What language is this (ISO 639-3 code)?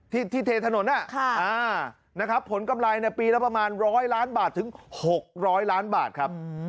tha